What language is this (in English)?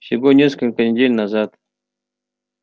Russian